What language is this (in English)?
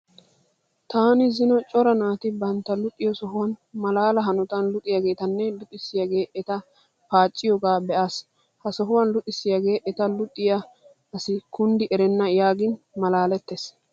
Wolaytta